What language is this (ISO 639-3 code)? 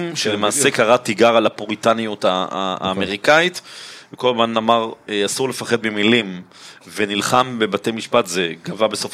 heb